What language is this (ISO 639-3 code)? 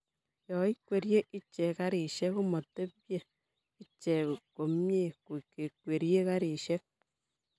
kln